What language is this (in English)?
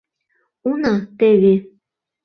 Mari